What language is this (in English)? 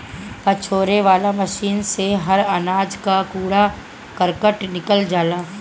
Bhojpuri